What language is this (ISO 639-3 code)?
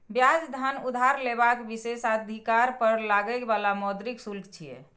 mai